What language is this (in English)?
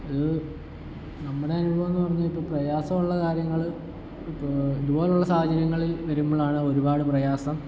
Malayalam